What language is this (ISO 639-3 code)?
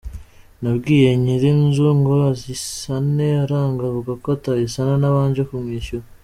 kin